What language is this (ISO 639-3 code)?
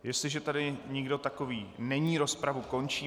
ces